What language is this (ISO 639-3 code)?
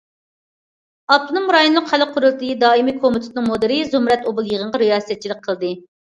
uig